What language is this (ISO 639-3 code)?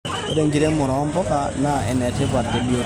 mas